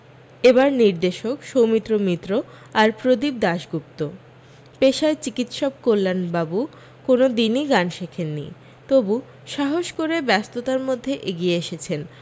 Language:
Bangla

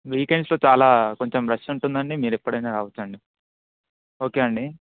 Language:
Telugu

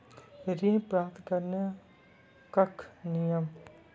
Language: Maithili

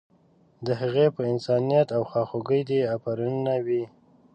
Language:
Pashto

